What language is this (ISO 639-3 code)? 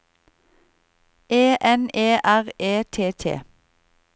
nor